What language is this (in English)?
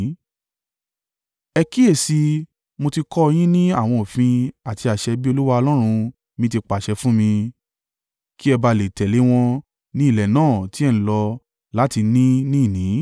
Yoruba